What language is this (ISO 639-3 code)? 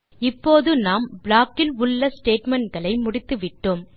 tam